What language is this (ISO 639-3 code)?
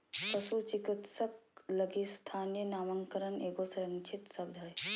mag